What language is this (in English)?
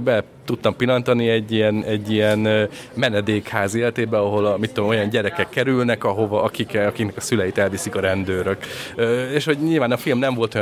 Hungarian